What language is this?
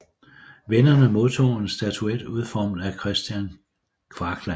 Danish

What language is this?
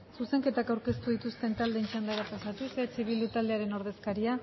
Basque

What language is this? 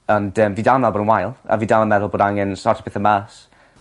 Welsh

